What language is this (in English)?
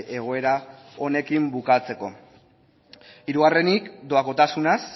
Basque